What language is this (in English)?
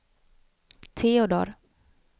Swedish